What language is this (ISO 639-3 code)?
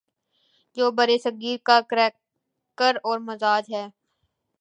urd